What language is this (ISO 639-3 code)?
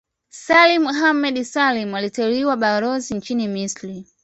swa